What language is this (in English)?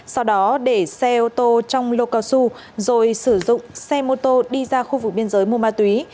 Vietnamese